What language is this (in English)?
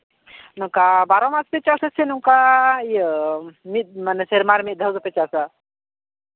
Santali